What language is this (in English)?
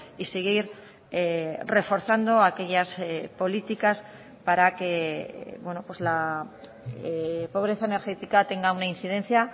Spanish